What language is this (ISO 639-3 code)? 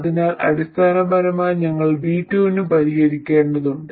mal